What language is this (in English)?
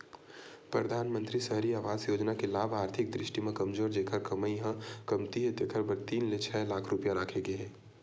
Chhattisgarhi